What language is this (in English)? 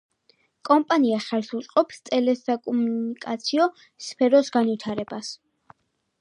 Georgian